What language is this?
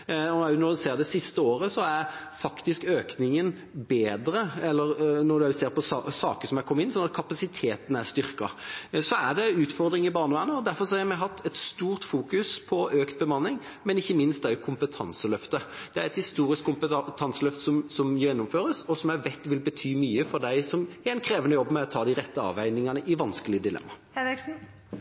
Norwegian Bokmål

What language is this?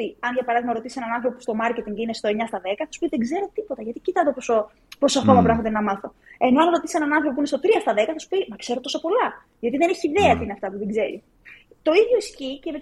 Greek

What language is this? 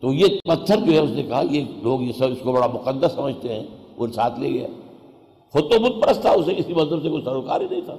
Urdu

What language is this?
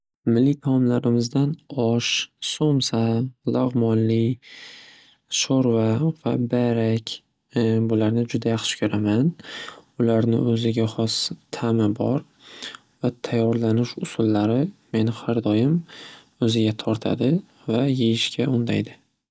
Uzbek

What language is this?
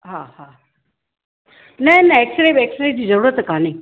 Sindhi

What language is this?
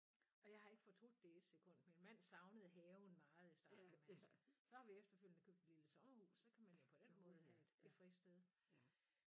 Danish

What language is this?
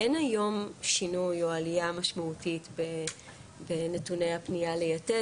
Hebrew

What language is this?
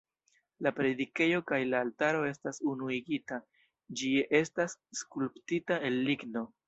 Esperanto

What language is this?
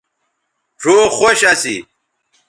Bateri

